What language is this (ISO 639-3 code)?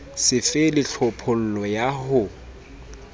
sot